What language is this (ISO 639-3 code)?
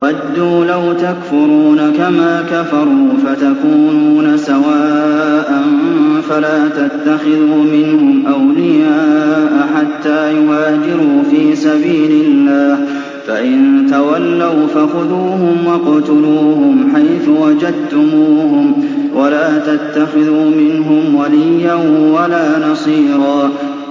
ara